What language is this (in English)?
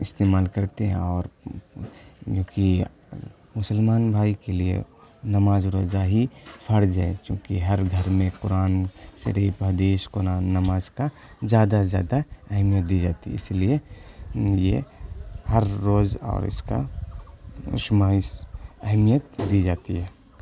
Urdu